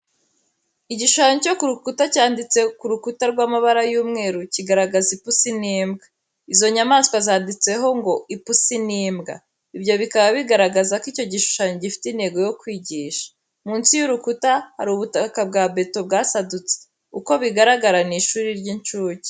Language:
Kinyarwanda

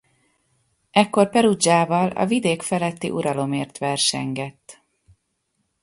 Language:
Hungarian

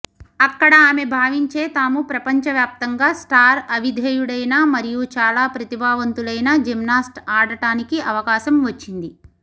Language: Telugu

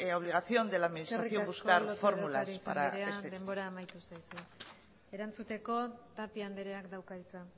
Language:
Basque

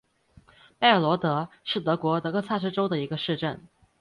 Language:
Chinese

